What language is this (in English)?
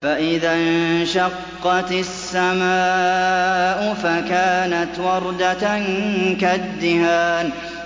Arabic